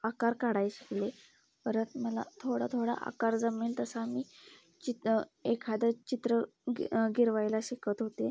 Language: Marathi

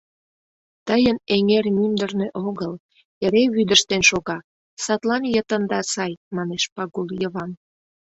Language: Mari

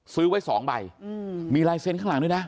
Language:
Thai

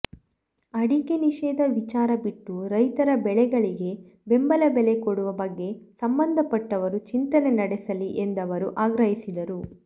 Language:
Kannada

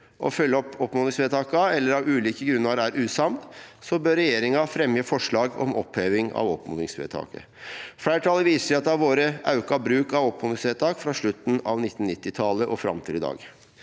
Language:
Norwegian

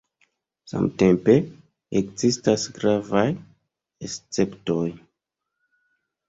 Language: Esperanto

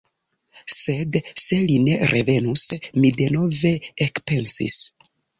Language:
Esperanto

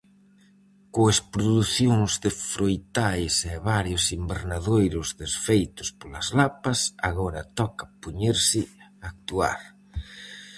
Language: Galician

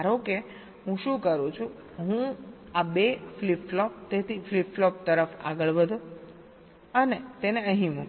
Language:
Gujarati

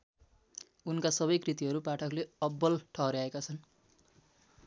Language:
Nepali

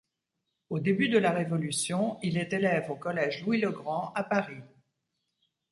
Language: French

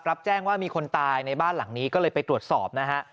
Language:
Thai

